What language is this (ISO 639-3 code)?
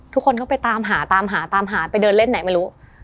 tha